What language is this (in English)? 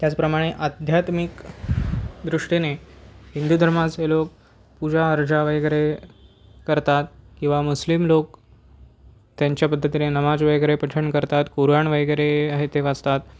Marathi